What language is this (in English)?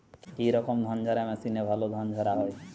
Bangla